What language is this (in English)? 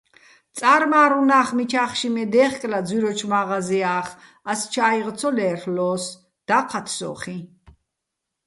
Bats